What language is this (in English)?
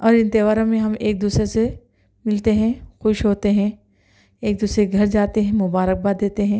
Urdu